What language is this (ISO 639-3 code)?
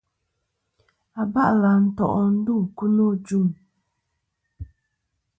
bkm